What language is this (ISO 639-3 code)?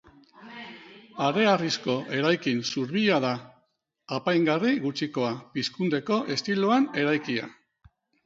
eus